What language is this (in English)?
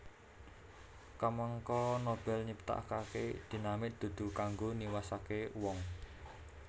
Javanese